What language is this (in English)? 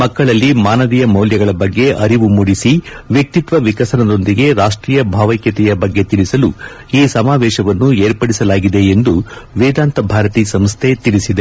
Kannada